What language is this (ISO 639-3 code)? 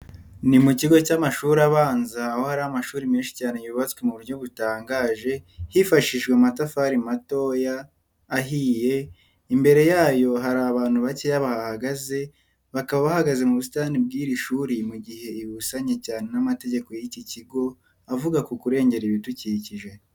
kin